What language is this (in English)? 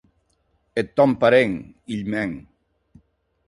Occitan